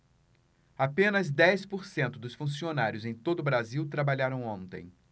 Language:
Portuguese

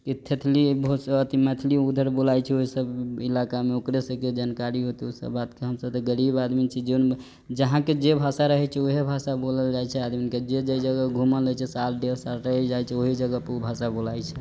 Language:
Maithili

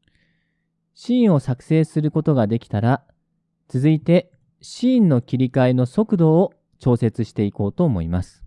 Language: Japanese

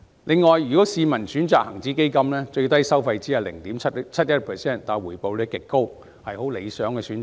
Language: Cantonese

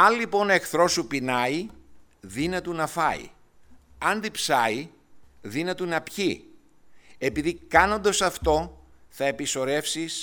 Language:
Greek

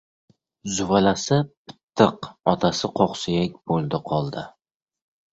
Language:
Uzbek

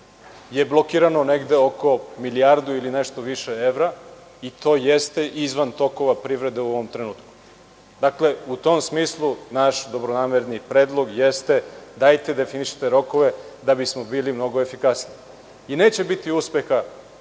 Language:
Serbian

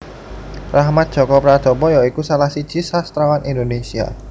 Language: Javanese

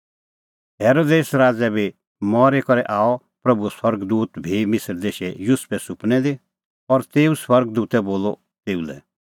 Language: Kullu Pahari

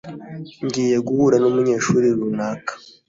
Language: Kinyarwanda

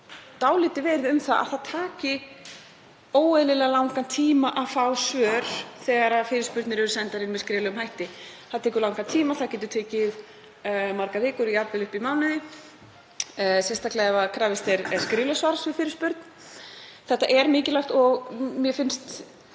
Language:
Icelandic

